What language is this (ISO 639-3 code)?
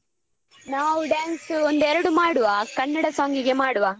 kan